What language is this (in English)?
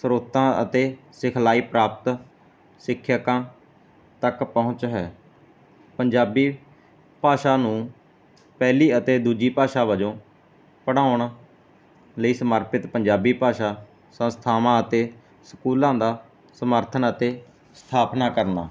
Punjabi